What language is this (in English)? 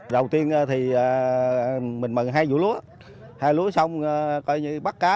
Vietnamese